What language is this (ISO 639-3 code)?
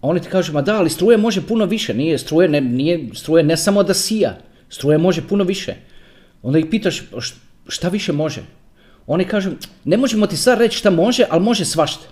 hrv